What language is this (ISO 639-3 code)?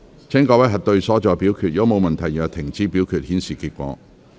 yue